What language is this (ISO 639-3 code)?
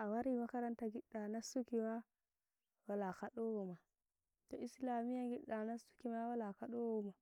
fuv